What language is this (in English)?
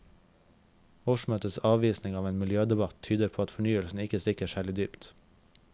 Norwegian